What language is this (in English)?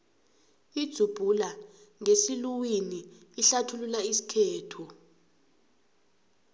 South Ndebele